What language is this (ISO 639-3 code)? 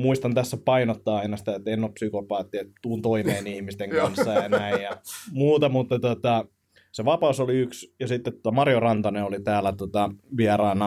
fin